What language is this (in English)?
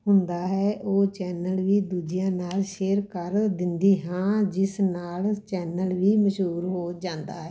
Punjabi